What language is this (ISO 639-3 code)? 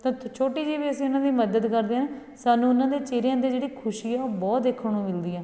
pan